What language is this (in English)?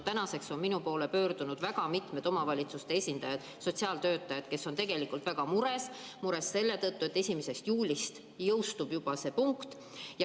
Estonian